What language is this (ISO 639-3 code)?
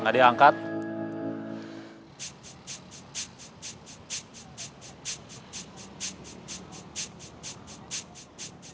ind